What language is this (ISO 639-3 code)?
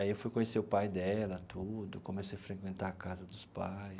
por